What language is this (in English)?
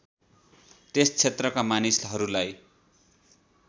Nepali